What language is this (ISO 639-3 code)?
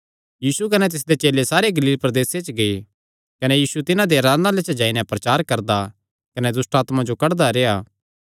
xnr